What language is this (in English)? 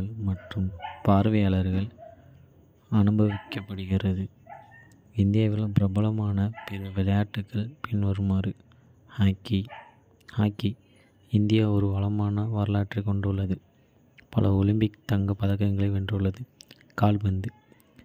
Kota (India)